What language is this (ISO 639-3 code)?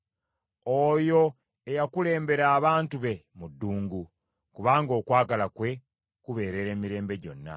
lug